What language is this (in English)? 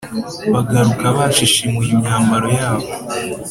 Kinyarwanda